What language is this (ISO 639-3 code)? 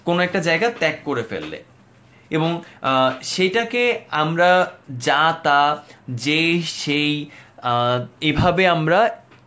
ben